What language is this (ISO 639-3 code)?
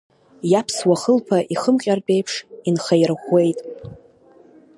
abk